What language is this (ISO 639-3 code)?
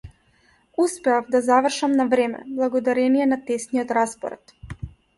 mkd